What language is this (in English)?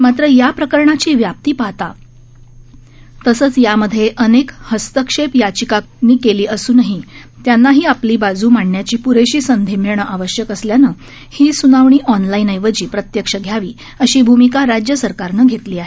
Marathi